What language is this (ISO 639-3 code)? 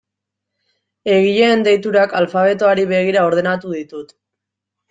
eus